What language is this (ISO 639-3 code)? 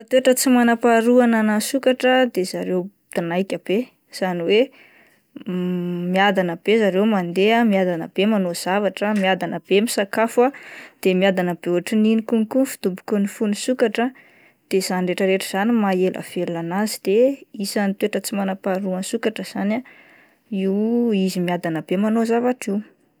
mlg